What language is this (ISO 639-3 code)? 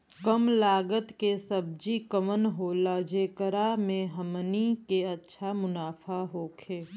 bho